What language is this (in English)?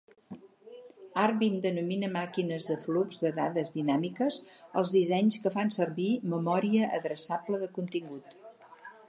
Catalan